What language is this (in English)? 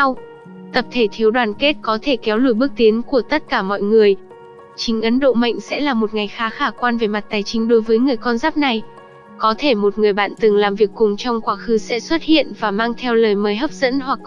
Vietnamese